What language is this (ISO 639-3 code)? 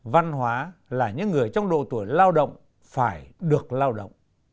vie